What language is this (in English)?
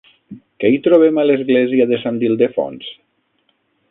Catalan